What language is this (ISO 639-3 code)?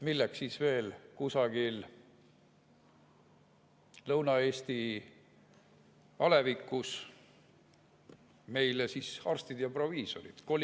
est